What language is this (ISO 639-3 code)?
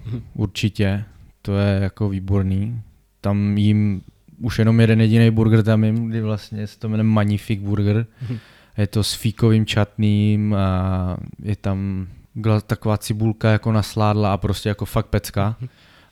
ces